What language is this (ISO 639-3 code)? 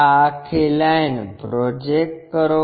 guj